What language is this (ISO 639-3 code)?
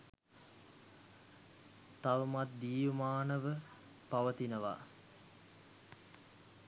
sin